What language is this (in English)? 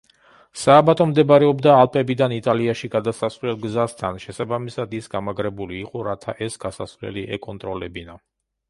Georgian